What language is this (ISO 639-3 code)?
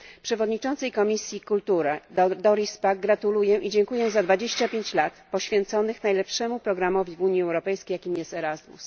pol